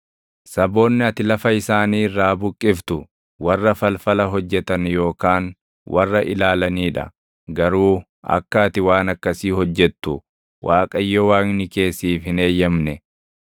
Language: Oromo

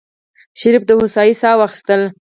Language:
Pashto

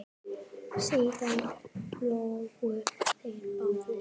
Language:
Icelandic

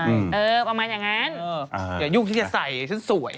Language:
Thai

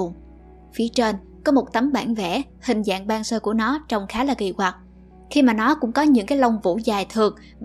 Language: Vietnamese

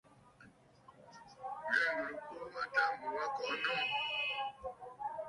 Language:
Bafut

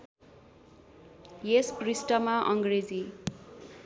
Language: Nepali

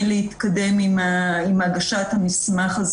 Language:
Hebrew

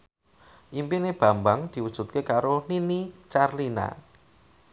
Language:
Javanese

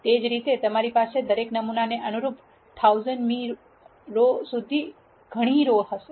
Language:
Gujarati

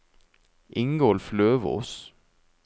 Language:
Norwegian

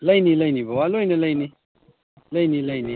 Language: Manipuri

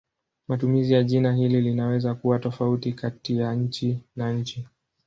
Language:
Swahili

